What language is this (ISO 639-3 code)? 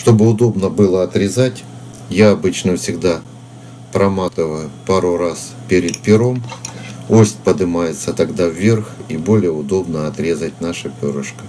rus